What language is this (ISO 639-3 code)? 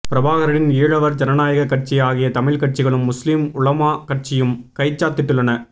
tam